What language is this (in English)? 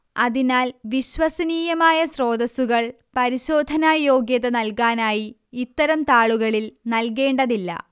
Malayalam